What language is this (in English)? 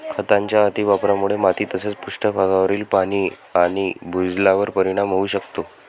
Marathi